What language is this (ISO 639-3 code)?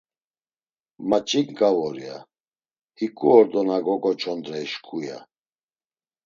lzz